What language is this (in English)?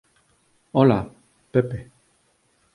Galician